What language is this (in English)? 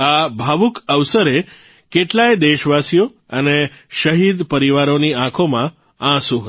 Gujarati